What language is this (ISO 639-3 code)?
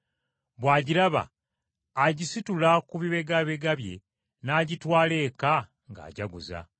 lug